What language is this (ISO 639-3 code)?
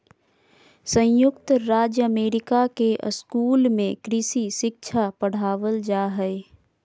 mag